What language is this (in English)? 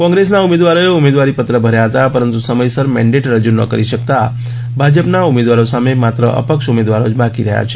Gujarati